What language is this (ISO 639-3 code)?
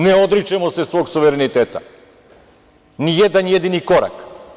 srp